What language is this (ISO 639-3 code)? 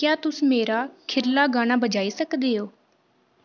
doi